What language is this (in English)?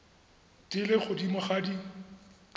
Tswana